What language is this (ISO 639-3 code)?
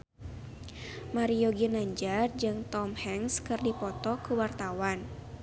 sun